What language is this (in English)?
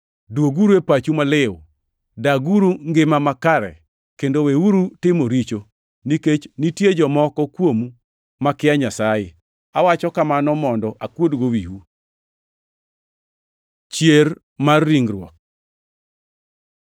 Luo (Kenya and Tanzania)